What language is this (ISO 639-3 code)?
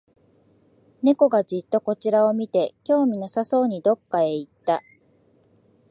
jpn